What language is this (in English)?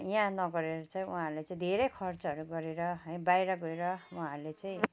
Nepali